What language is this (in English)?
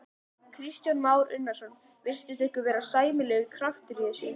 Icelandic